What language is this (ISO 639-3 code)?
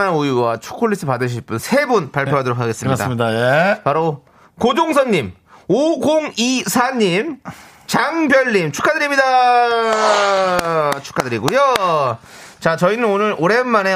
kor